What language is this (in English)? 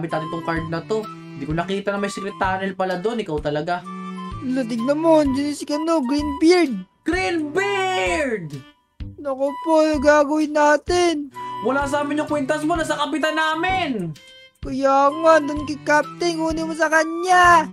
Filipino